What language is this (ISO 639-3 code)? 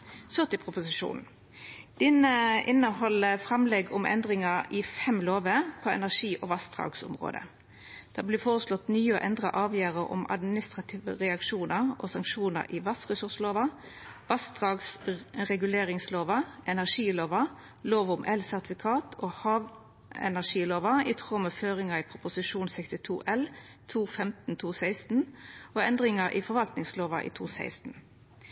nno